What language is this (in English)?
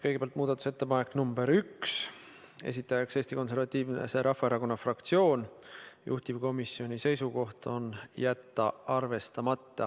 Estonian